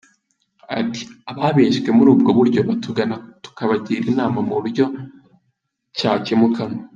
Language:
Kinyarwanda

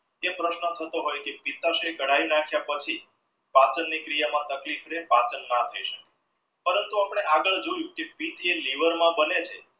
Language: Gujarati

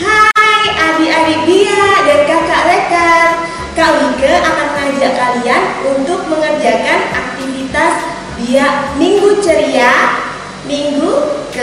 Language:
Indonesian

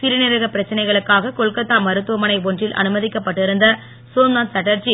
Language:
Tamil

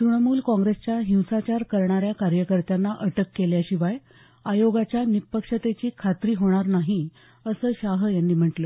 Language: Marathi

